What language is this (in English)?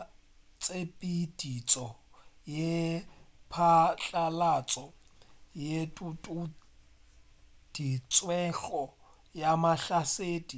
Northern Sotho